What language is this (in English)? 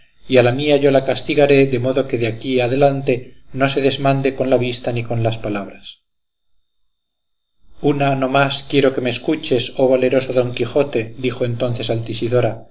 Spanish